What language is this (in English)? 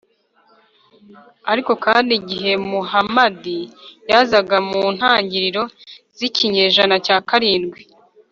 Kinyarwanda